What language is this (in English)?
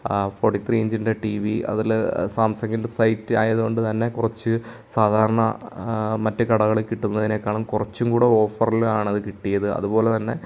Malayalam